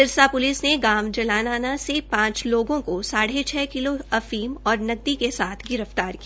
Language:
Hindi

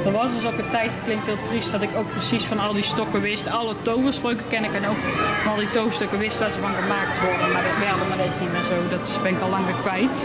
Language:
Dutch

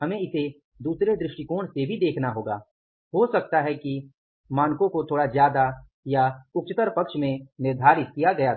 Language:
Hindi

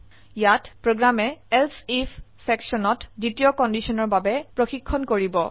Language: Assamese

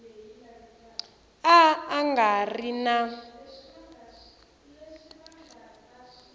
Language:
Tsonga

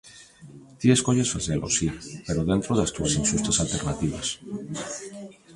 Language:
Galician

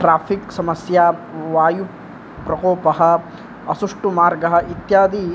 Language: Sanskrit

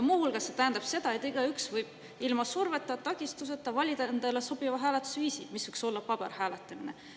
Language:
Estonian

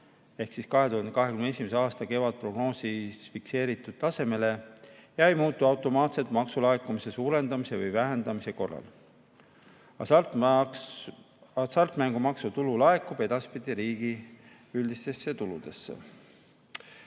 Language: Estonian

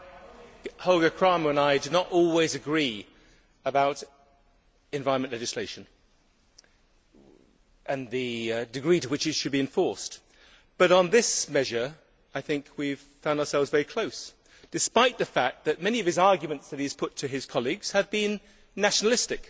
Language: English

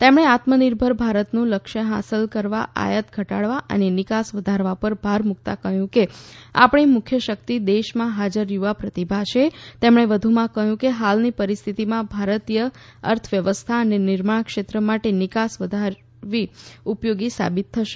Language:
Gujarati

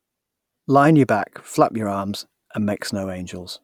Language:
English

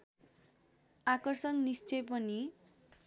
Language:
Nepali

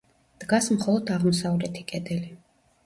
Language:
Georgian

